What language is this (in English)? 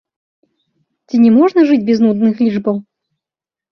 Belarusian